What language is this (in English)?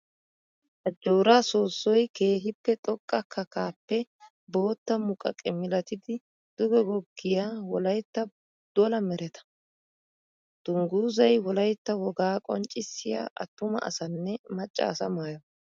Wolaytta